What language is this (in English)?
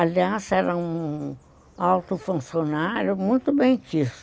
Portuguese